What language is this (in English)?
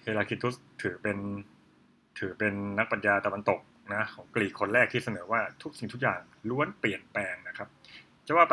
Thai